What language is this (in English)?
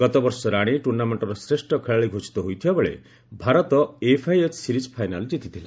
Odia